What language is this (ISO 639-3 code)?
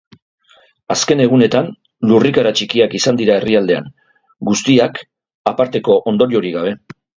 eus